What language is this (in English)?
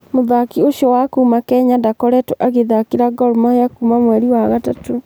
Kikuyu